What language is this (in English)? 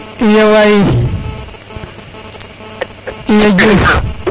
Serer